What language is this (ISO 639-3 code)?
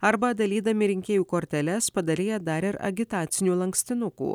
lit